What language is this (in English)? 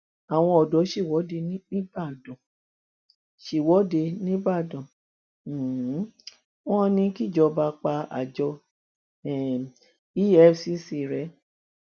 Yoruba